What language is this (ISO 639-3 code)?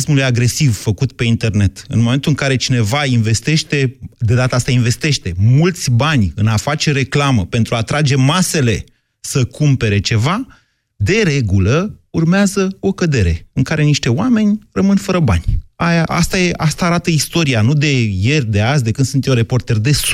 ron